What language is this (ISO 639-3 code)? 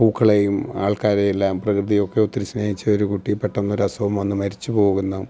mal